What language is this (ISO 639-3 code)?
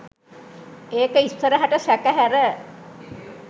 sin